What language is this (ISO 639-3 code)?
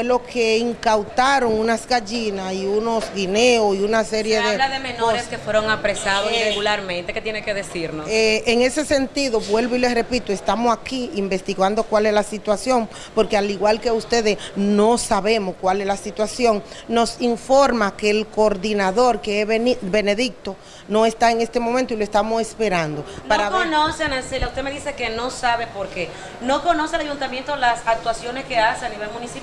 spa